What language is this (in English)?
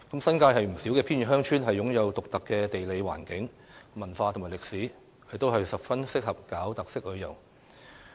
Cantonese